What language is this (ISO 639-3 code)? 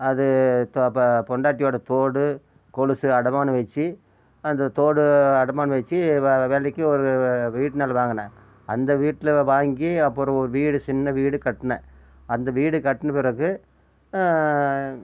tam